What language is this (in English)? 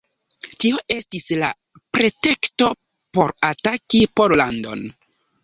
Esperanto